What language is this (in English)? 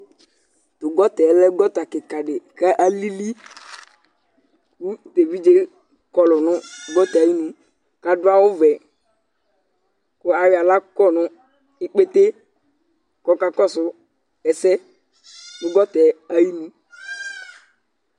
Ikposo